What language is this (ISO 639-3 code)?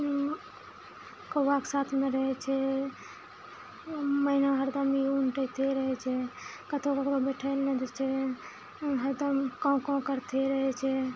mai